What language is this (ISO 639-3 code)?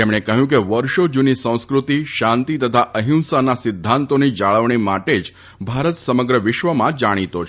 guj